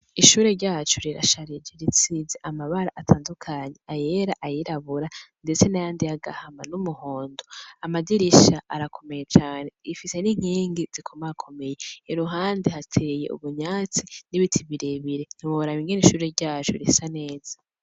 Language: Rundi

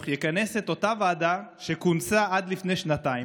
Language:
Hebrew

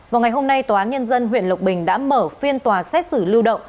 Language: Vietnamese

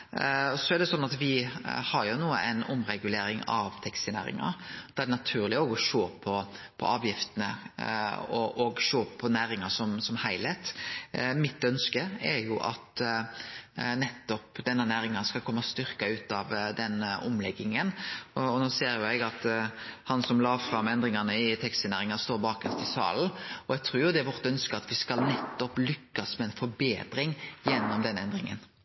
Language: Norwegian Nynorsk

